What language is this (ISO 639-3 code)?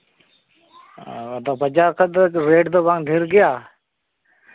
sat